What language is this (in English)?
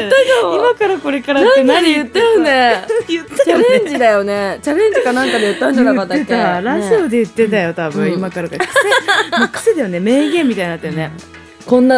Japanese